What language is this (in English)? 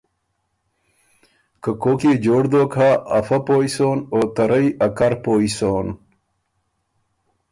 Ormuri